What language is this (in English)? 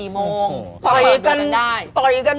Thai